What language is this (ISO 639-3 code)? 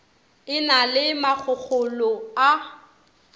nso